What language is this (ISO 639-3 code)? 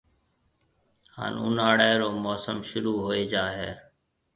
mve